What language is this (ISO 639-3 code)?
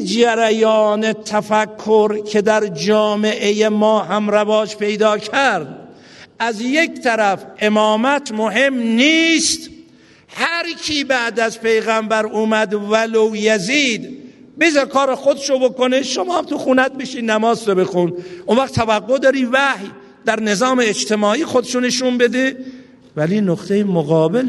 fas